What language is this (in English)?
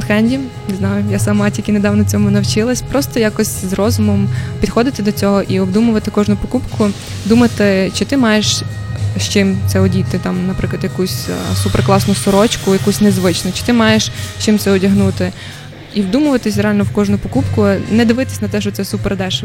Ukrainian